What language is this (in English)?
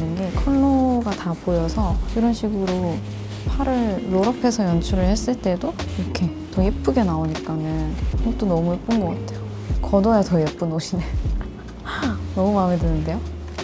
Korean